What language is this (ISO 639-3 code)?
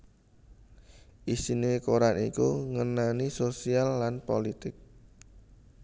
jav